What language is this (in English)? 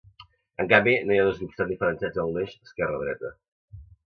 Catalan